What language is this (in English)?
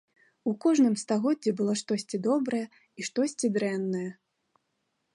Belarusian